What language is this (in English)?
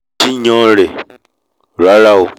Yoruba